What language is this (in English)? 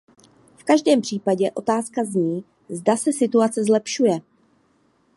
Czech